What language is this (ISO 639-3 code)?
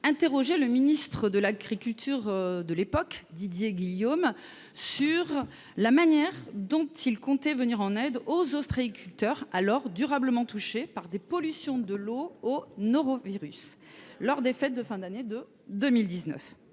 fra